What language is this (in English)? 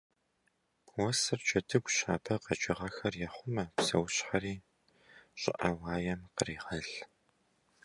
Kabardian